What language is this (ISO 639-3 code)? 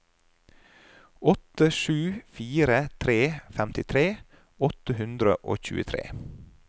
nor